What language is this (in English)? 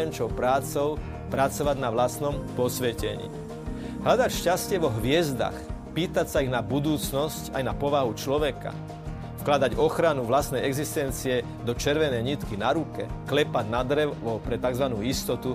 Slovak